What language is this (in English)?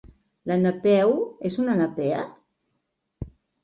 Catalan